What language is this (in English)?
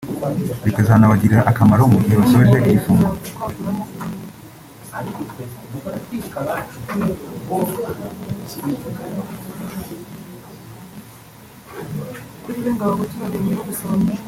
Kinyarwanda